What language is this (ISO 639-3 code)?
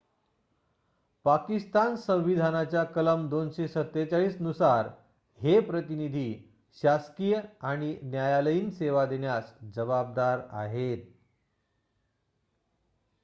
mar